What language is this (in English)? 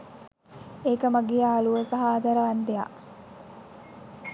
Sinhala